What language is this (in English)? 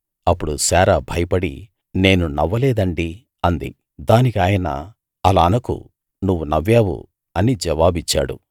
Telugu